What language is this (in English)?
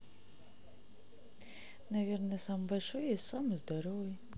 Russian